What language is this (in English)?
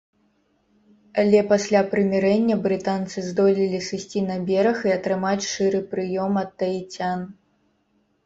Belarusian